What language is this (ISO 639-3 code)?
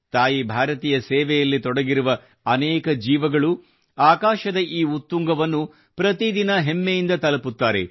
kan